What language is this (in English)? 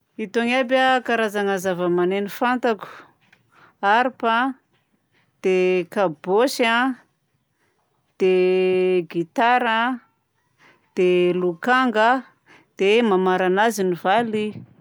Southern Betsimisaraka Malagasy